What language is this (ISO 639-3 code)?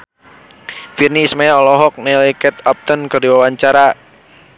sun